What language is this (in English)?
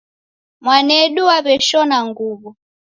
Taita